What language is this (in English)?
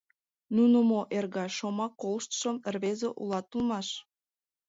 Mari